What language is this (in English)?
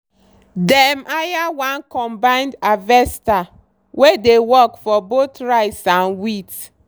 Nigerian Pidgin